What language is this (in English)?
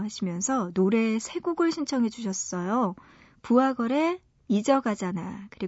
Korean